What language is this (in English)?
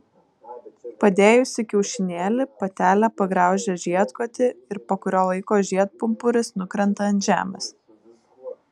Lithuanian